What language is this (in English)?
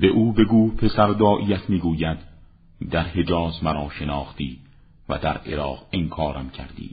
Persian